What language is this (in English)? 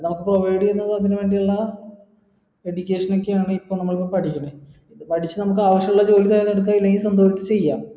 Malayalam